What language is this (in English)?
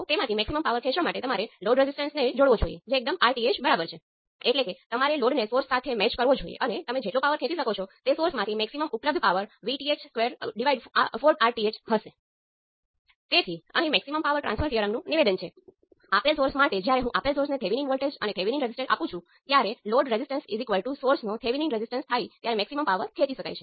Gujarati